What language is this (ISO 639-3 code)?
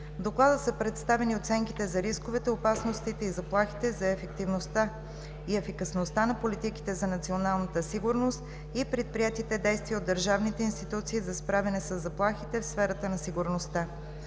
bul